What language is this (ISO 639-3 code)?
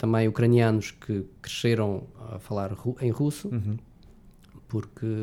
por